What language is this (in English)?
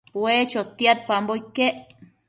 Matsés